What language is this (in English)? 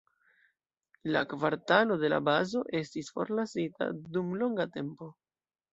Esperanto